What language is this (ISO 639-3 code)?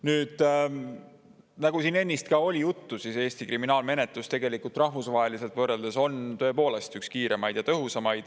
est